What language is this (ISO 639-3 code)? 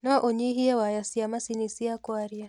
kik